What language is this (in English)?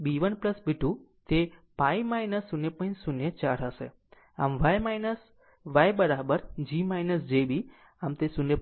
Gujarati